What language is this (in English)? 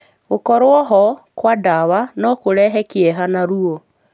Kikuyu